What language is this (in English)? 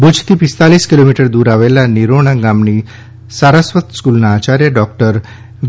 Gujarati